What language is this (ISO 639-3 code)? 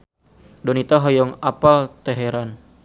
sun